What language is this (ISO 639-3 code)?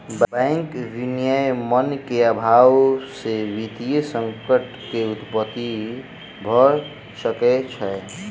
mai